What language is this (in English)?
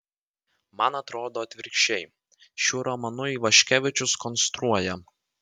Lithuanian